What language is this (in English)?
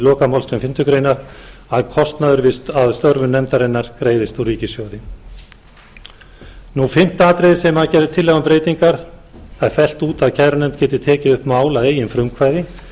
Icelandic